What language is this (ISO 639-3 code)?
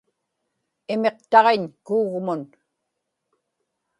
ipk